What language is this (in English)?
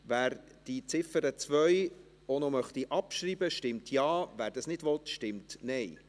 Swiss German